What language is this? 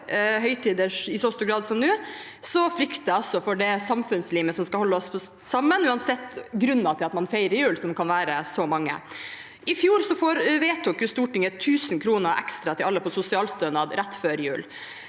Norwegian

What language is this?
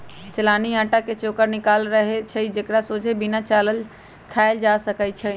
Magahi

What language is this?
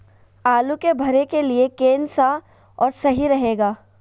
Magahi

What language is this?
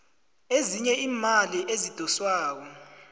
South Ndebele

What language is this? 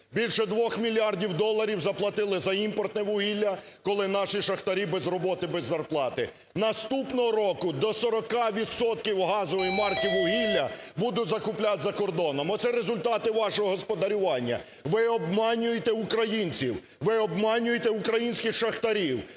Ukrainian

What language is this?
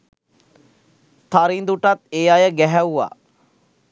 Sinhala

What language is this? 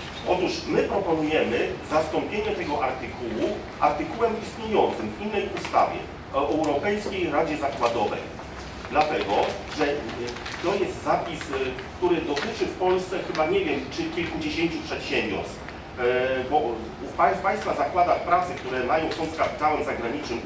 Polish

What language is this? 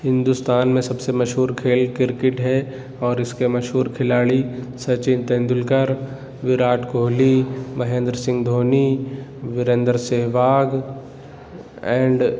Urdu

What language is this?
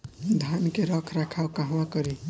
Bhojpuri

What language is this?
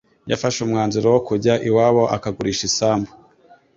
Kinyarwanda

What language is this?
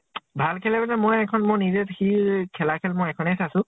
Assamese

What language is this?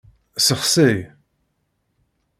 Kabyle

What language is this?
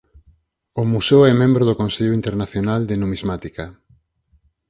Galician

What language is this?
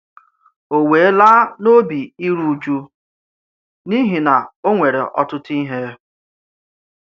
Igbo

